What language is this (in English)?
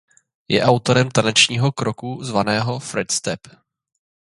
Czech